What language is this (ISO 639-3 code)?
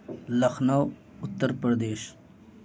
urd